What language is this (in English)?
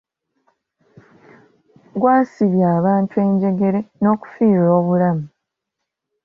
Ganda